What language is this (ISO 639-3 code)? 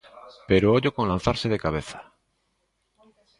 glg